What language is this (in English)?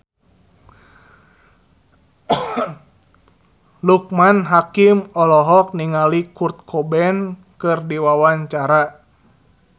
Sundanese